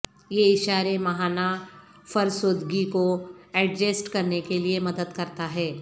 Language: Urdu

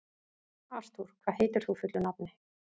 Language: Icelandic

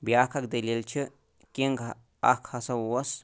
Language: Kashmiri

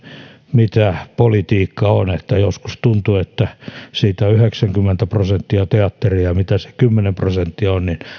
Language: Finnish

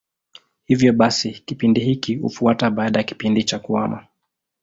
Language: Swahili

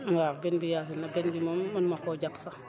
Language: Wolof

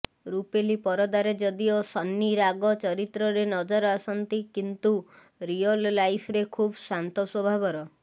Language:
Odia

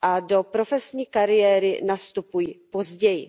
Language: Czech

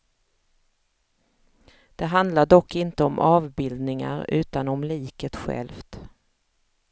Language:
Swedish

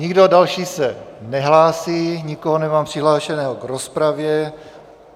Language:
Czech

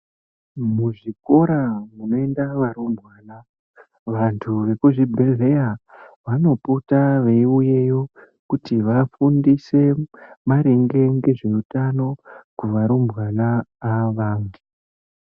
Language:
Ndau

